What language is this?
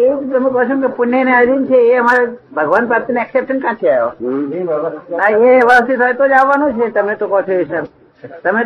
Gujarati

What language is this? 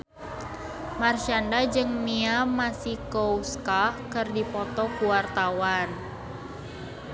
Sundanese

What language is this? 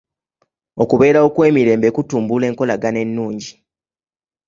Ganda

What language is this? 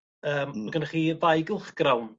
Welsh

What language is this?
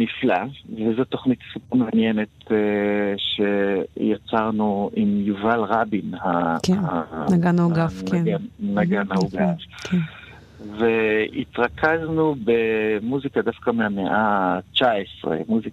Hebrew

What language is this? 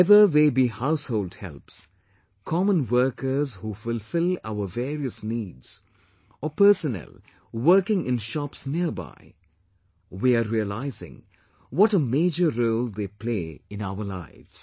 English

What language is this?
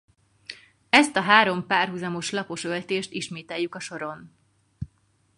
Hungarian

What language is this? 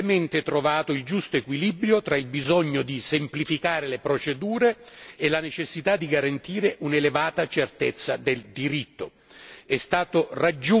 Italian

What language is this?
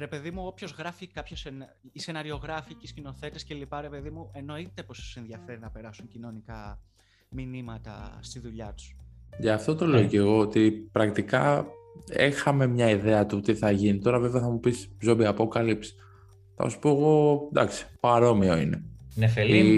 Greek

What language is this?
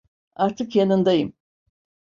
Turkish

